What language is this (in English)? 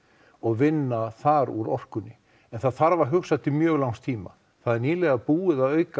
Icelandic